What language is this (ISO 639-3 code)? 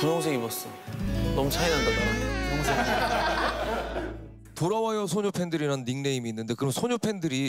kor